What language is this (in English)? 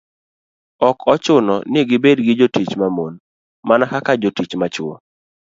Luo (Kenya and Tanzania)